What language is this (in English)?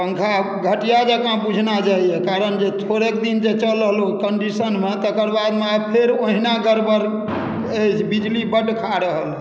Maithili